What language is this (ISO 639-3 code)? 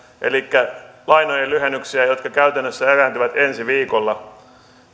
fin